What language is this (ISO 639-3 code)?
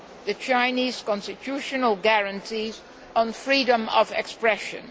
eng